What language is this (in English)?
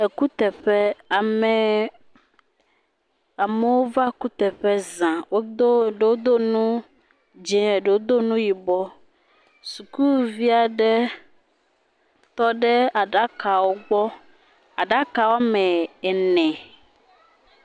Ewe